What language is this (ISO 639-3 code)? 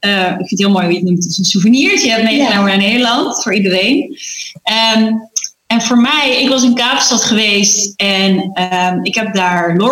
nld